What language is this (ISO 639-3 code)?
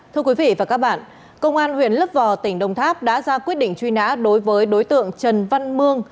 vie